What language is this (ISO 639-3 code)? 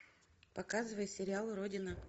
rus